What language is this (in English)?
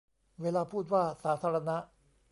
Thai